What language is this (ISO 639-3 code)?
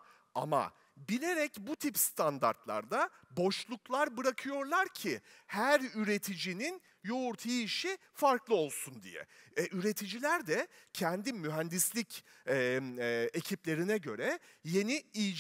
tur